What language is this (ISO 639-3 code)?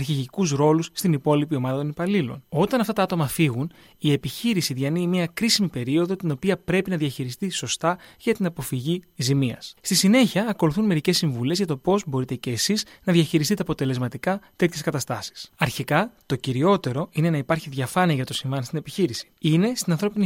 ell